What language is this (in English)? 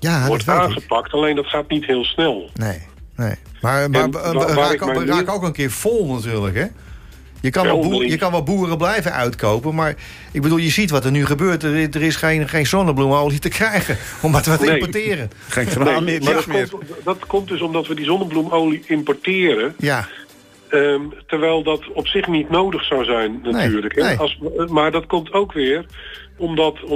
Dutch